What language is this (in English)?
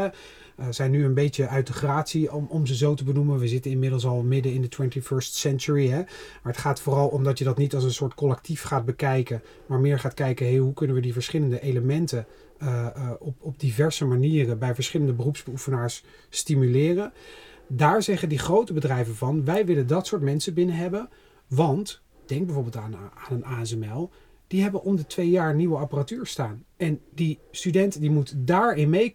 Dutch